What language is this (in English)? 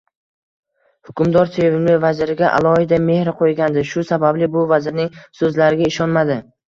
Uzbek